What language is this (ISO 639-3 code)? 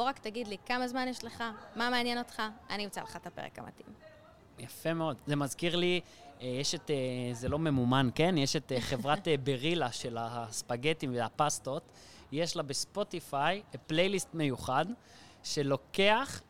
heb